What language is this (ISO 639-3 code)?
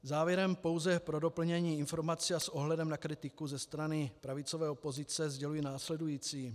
ces